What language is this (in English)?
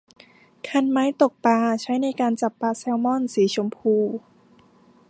Thai